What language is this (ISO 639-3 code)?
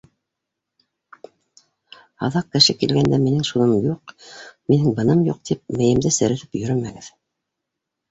bak